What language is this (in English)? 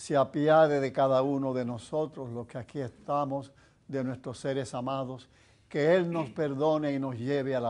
Spanish